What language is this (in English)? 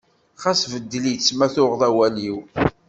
Kabyle